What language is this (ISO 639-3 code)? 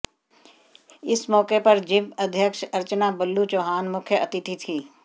hin